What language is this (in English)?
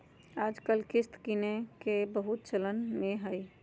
Magahi